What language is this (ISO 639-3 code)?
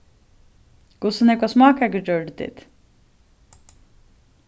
fao